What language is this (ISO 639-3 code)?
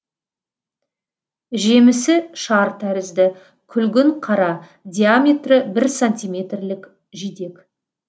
kaz